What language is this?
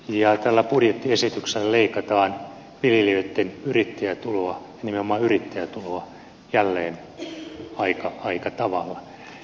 Finnish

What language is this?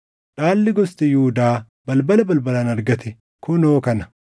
Oromo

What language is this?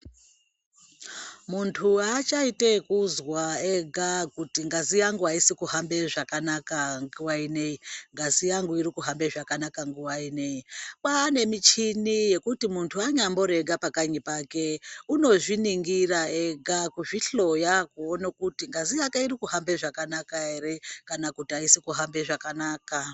Ndau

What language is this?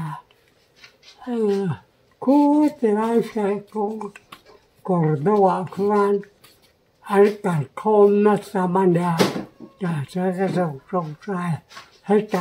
Thai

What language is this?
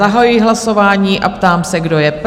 Czech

